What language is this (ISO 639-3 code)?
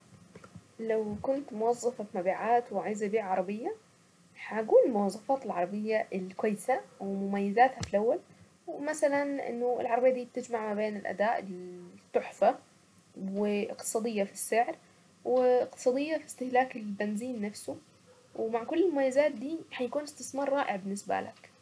aec